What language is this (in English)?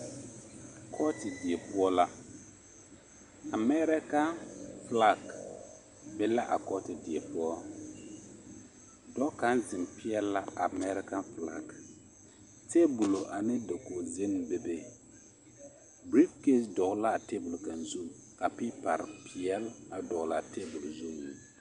Southern Dagaare